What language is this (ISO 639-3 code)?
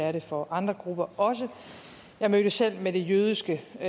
dan